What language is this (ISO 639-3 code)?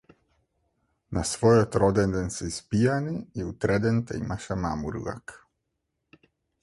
mkd